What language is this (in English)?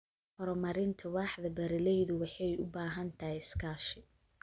Somali